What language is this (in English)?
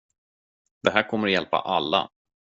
Swedish